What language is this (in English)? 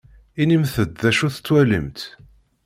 Kabyle